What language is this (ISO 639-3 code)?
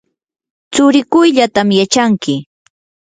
qur